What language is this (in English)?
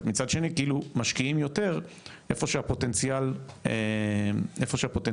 Hebrew